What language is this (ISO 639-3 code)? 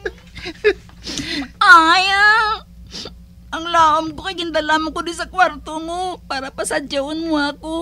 fil